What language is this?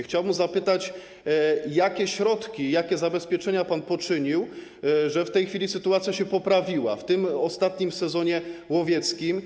Polish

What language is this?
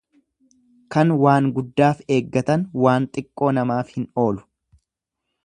Oromo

